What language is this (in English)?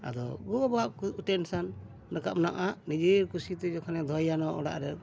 Santali